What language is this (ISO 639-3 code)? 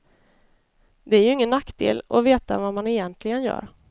swe